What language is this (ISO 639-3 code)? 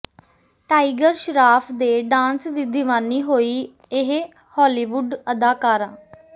pan